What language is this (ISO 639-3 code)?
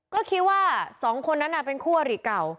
tha